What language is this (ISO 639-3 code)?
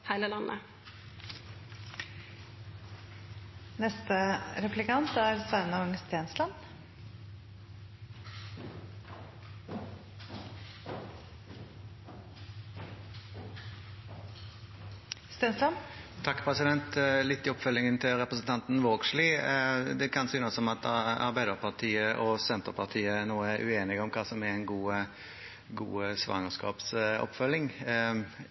nor